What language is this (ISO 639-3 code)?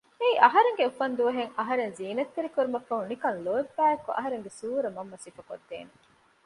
div